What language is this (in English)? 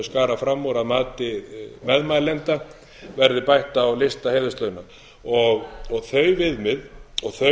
Icelandic